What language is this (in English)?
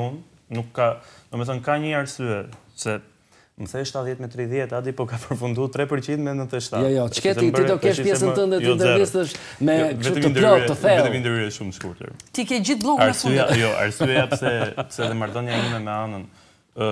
Romanian